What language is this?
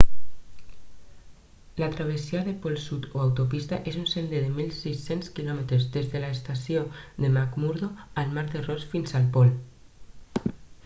Catalan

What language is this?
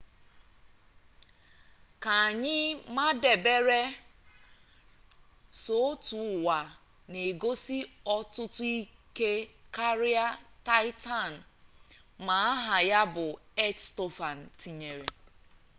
Igbo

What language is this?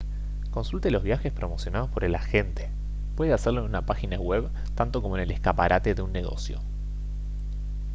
Spanish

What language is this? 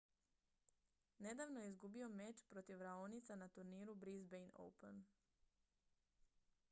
Croatian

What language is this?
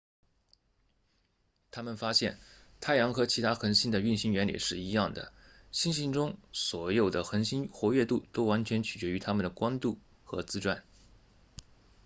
Chinese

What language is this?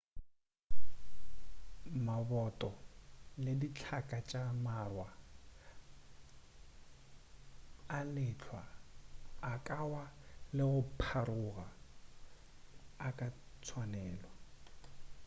Northern Sotho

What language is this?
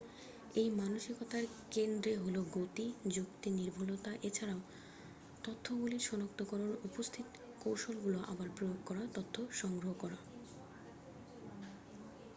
Bangla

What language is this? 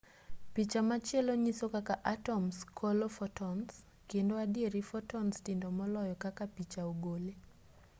Luo (Kenya and Tanzania)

